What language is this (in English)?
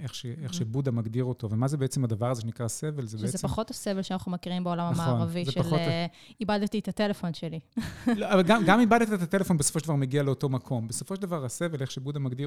Hebrew